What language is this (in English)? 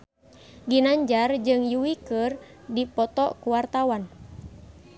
Sundanese